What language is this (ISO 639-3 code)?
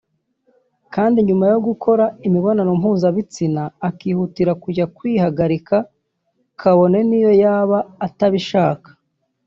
kin